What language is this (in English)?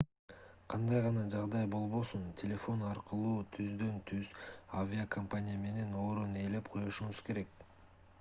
Kyrgyz